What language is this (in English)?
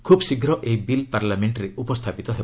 Odia